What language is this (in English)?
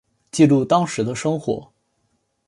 Chinese